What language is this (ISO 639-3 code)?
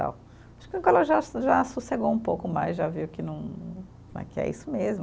por